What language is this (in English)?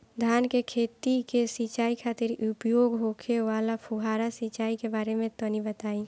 Bhojpuri